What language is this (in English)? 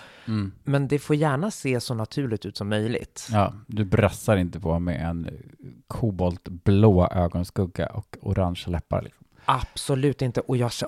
Swedish